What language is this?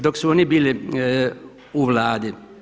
Croatian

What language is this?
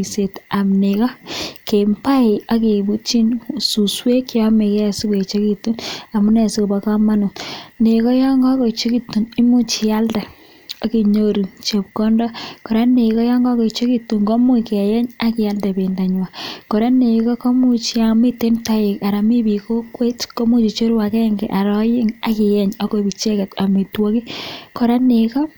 Kalenjin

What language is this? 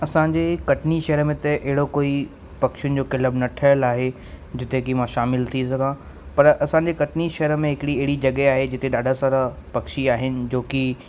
Sindhi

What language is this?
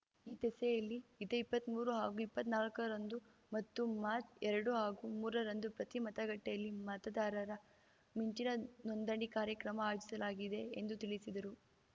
Kannada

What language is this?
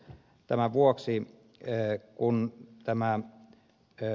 Finnish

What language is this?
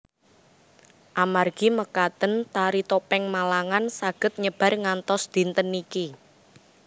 Javanese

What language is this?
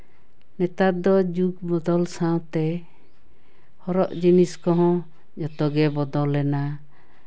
Santali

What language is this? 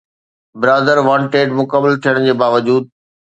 Sindhi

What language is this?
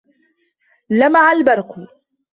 Arabic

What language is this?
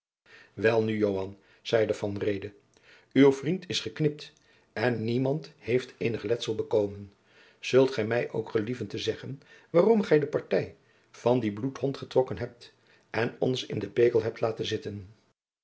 Dutch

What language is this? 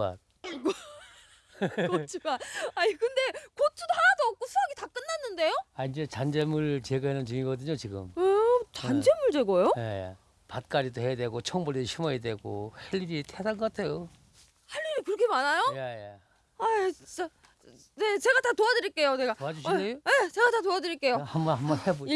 Korean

